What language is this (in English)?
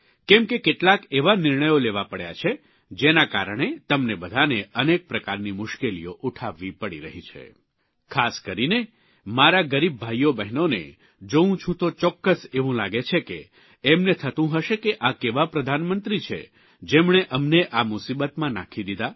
Gujarati